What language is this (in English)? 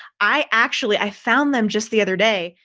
English